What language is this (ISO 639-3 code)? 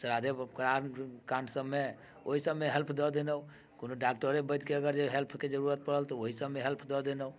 mai